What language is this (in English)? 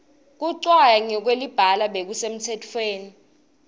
Swati